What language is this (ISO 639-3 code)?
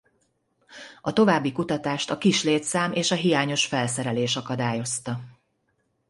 hun